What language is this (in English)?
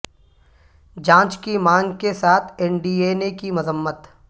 Urdu